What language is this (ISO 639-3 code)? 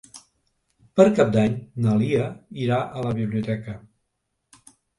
cat